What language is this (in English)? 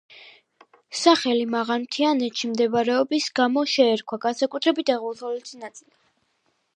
Georgian